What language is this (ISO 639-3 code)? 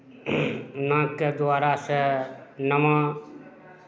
mai